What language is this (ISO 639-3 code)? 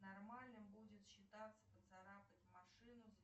rus